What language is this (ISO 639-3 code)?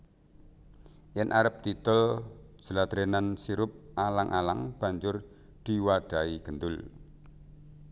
jav